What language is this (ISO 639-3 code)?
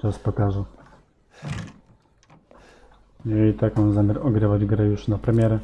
pol